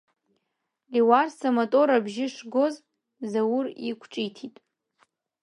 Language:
Abkhazian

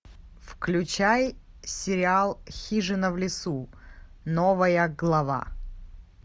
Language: Russian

